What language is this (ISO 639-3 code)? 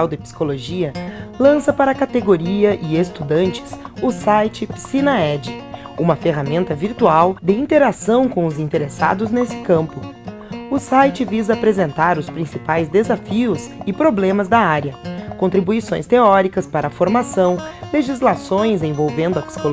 por